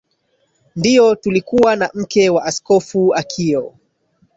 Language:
Swahili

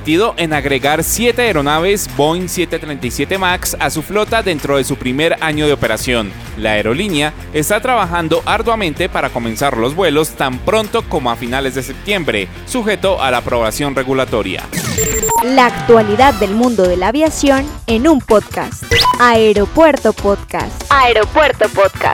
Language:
Spanish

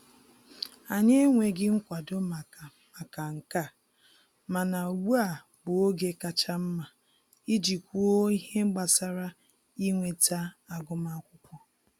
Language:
Igbo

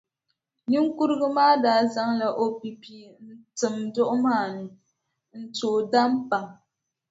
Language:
Dagbani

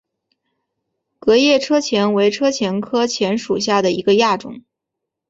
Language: Chinese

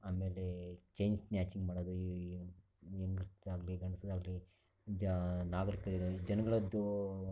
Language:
Kannada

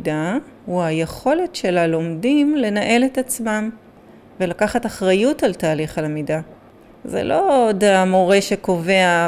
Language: Hebrew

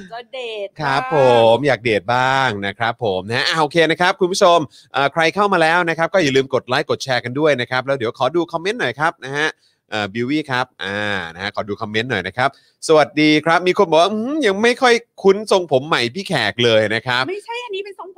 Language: Thai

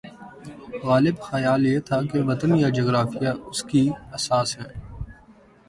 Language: Urdu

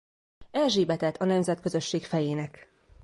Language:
Hungarian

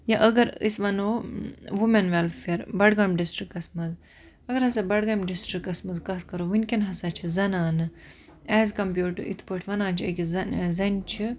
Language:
Kashmiri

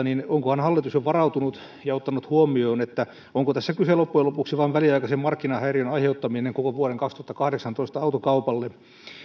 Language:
Finnish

